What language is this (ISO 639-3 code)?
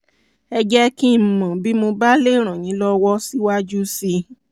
yor